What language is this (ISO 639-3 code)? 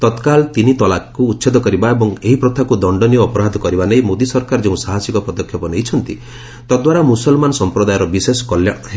ori